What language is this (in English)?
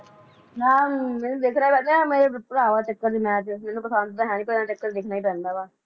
Punjabi